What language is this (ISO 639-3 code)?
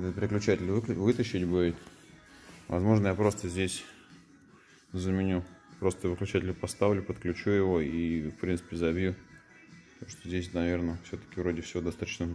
rus